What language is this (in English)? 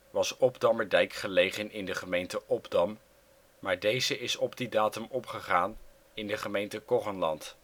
Dutch